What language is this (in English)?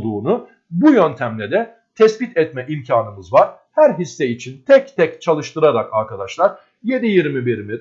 Turkish